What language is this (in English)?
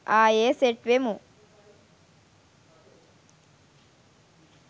Sinhala